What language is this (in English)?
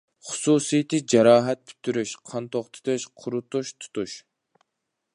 Uyghur